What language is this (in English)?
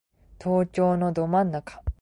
Japanese